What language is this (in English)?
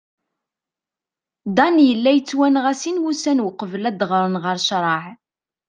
Kabyle